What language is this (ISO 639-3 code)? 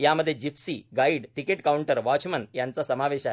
mar